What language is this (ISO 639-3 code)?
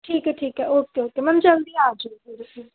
pan